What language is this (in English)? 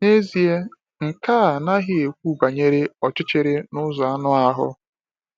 Igbo